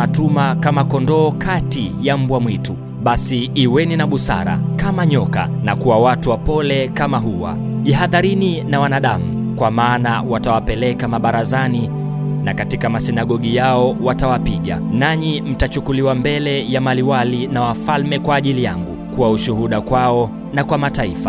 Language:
Swahili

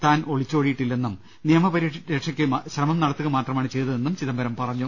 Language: Malayalam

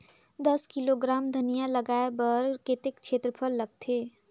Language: Chhattisgarhi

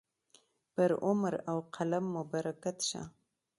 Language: Pashto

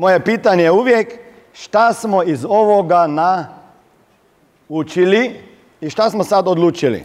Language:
Croatian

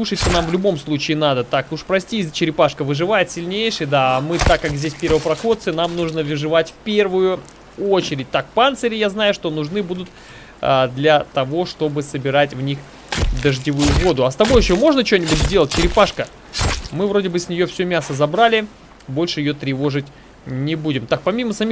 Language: Russian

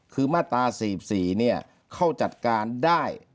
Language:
Thai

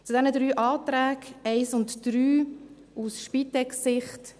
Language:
Swiss German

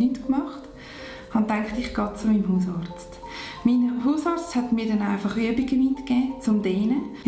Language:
German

